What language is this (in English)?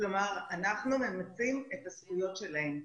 Hebrew